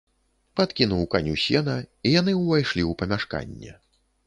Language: Belarusian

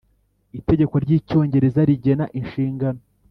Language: Kinyarwanda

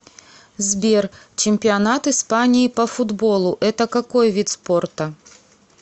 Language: Russian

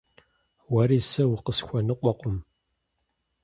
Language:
Kabardian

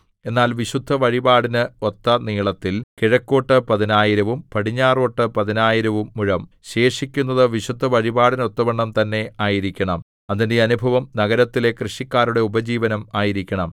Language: Malayalam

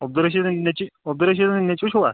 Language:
Kashmiri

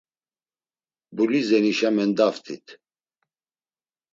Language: Laz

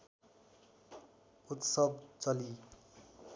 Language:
Nepali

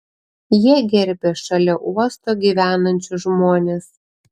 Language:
Lithuanian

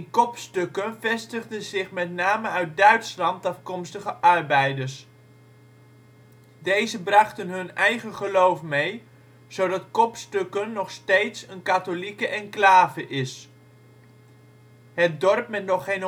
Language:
Dutch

